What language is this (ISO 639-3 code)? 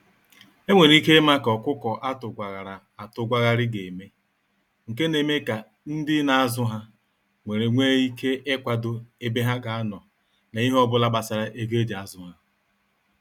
ibo